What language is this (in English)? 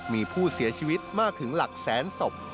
Thai